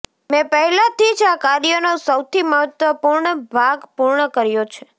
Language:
Gujarati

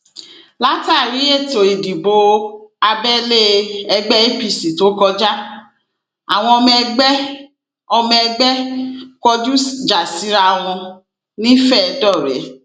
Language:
Yoruba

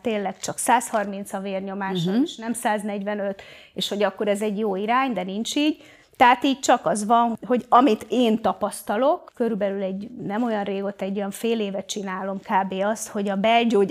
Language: Hungarian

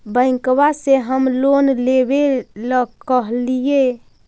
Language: Magahi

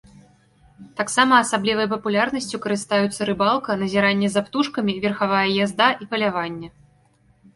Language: Belarusian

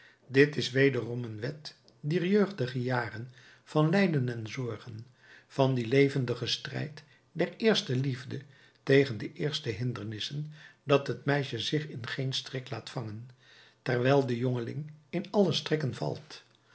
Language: Dutch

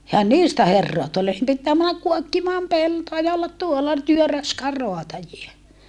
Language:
Finnish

